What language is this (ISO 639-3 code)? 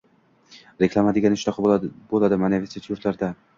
uzb